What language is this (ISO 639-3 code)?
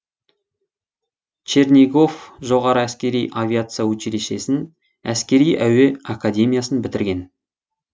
kaz